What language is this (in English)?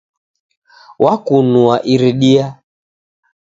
Taita